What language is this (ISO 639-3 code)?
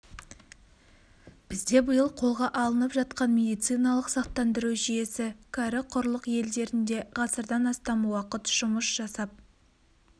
kaz